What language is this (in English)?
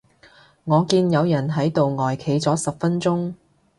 Cantonese